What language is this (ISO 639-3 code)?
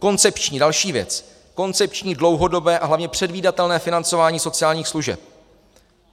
ces